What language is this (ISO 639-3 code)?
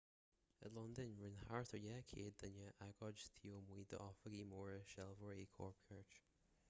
gle